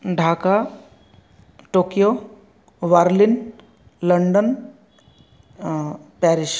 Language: Sanskrit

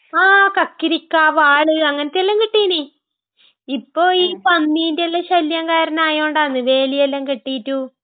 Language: Malayalam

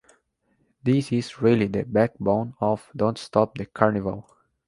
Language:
English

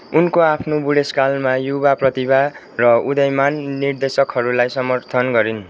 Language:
Nepali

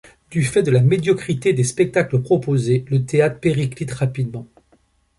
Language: French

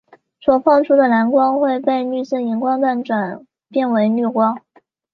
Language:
Chinese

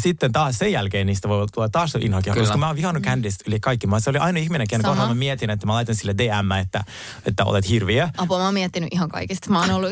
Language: Finnish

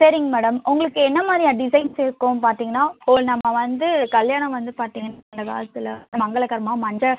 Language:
Tamil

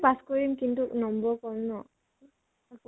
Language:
Assamese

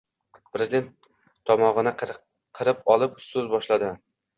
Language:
Uzbek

